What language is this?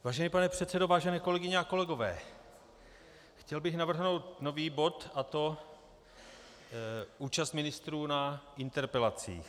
Czech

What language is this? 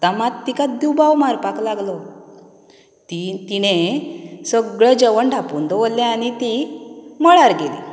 Konkani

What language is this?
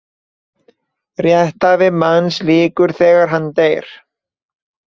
Icelandic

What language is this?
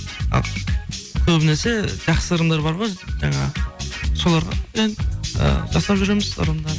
Kazakh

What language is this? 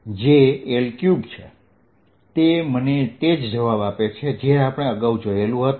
Gujarati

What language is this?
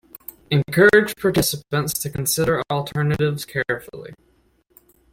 English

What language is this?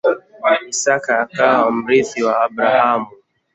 Swahili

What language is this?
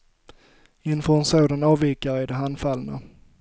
Swedish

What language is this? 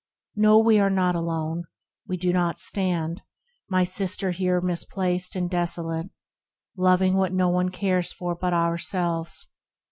English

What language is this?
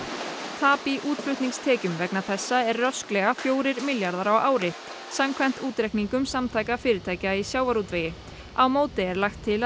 Icelandic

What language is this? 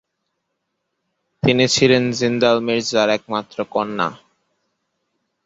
Bangla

